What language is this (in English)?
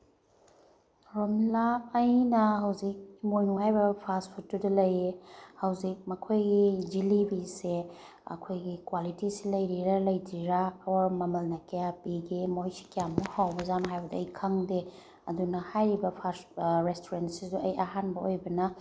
Manipuri